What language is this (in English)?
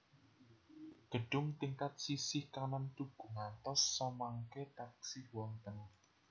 Javanese